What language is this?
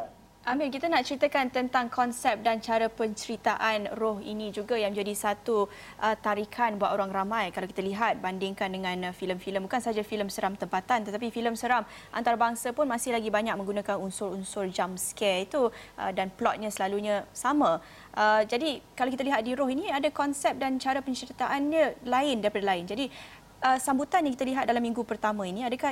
Malay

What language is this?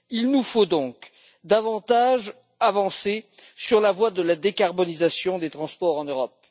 French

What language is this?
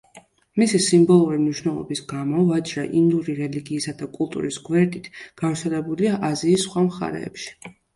Georgian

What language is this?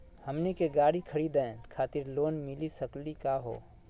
Magahi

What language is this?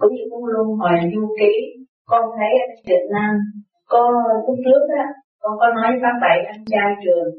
Vietnamese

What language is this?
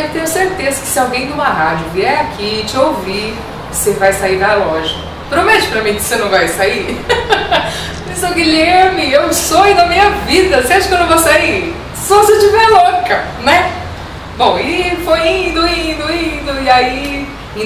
Portuguese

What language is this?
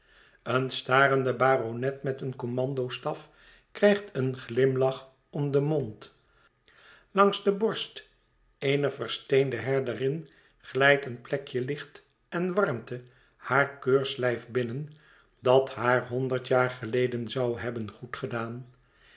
Dutch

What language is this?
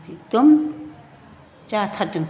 Bodo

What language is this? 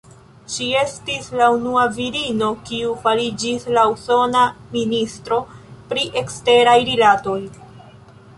Esperanto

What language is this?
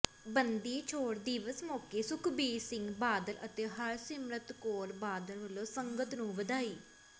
Punjabi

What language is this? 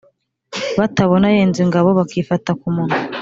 Kinyarwanda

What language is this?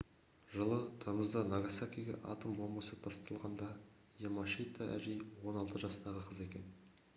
Kazakh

